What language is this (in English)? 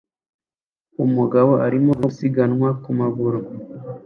Kinyarwanda